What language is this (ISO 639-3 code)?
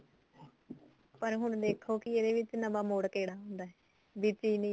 pan